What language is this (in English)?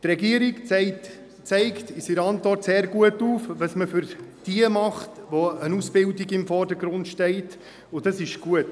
Swiss German